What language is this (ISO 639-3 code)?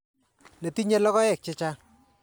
kln